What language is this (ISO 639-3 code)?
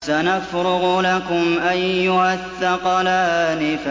ara